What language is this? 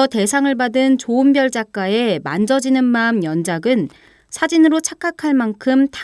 Korean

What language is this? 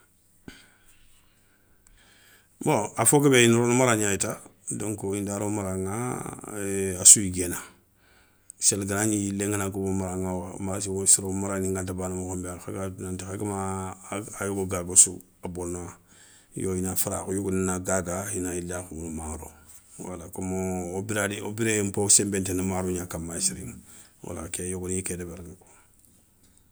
Soninke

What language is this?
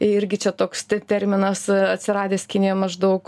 Lithuanian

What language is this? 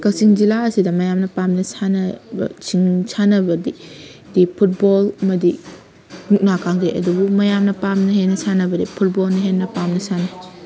Manipuri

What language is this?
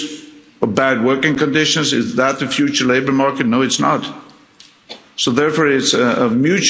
English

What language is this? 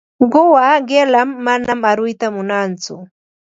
Ambo-Pasco Quechua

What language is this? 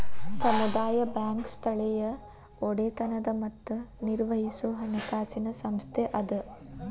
Kannada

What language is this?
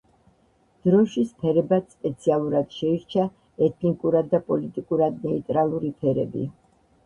Georgian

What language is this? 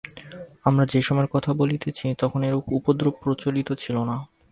Bangla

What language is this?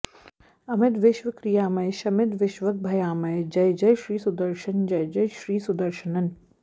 Sanskrit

